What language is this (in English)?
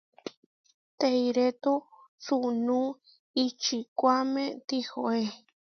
Huarijio